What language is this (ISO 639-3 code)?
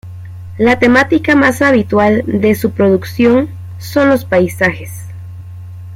spa